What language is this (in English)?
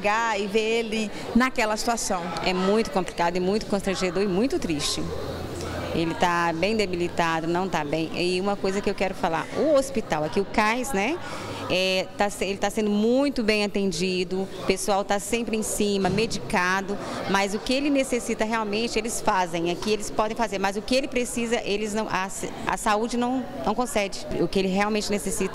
Portuguese